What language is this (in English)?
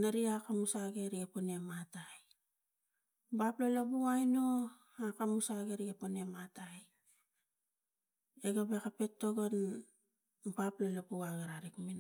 Tigak